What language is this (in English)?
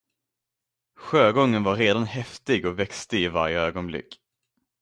Swedish